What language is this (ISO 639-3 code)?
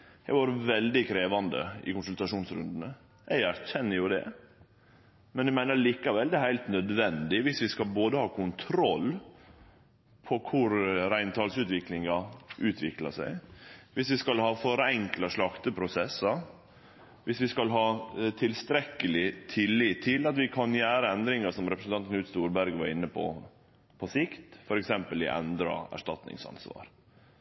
nno